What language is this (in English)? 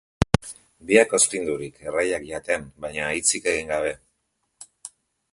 Basque